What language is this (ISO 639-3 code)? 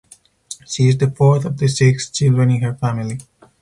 eng